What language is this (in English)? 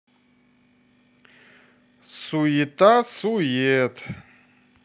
Russian